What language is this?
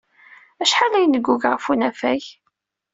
Kabyle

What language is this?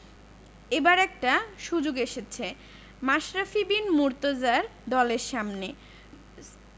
Bangla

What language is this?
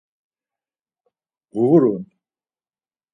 Laz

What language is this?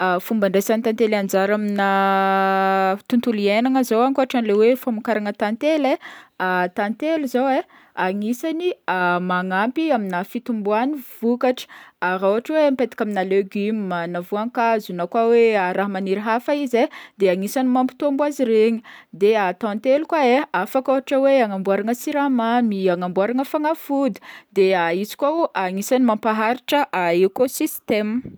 Northern Betsimisaraka Malagasy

